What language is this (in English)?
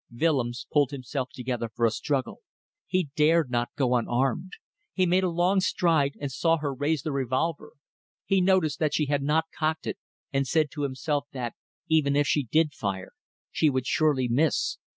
English